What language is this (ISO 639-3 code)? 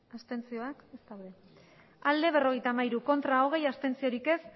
eus